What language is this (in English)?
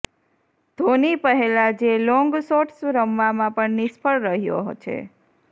Gujarati